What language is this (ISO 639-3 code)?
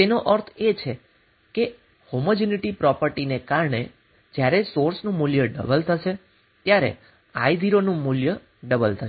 guj